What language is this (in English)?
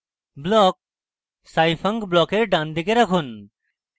Bangla